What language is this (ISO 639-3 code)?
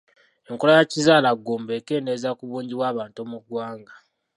lug